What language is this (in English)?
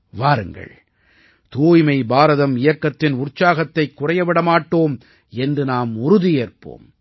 Tamil